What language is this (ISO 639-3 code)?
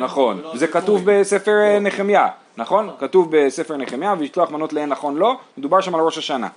heb